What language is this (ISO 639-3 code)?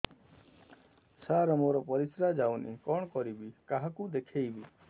ori